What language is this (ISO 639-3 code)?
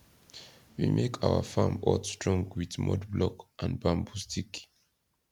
pcm